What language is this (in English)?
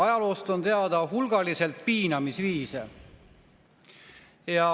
Estonian